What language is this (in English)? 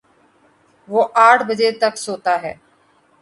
Urdu